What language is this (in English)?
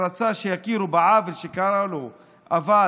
Hebrew